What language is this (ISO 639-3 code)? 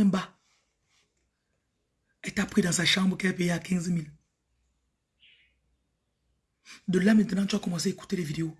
fra